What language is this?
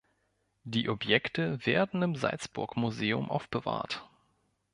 German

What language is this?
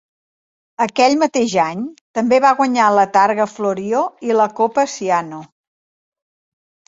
Catalan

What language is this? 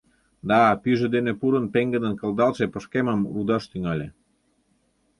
Mari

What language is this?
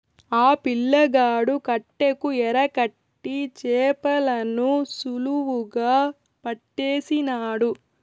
Telugu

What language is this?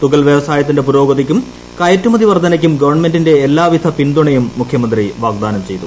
Malayalam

